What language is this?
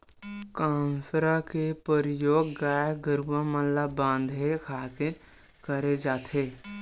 Chhattisgarhi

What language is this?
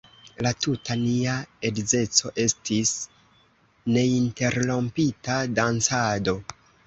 Esperanto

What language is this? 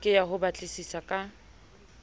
Southern Sotho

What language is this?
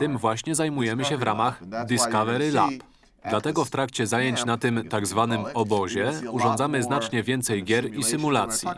Polish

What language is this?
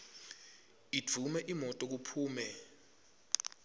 Swati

